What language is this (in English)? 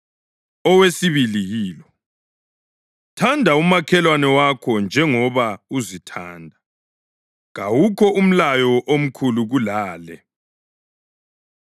North Ndebele